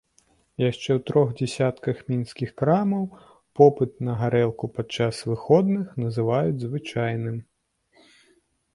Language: Belarusian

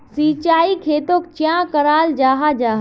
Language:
Magahi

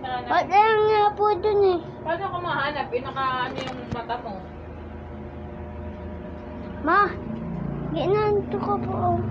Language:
Filipino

